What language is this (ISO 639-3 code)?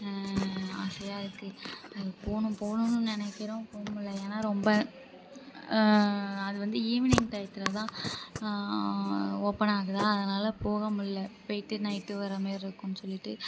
tam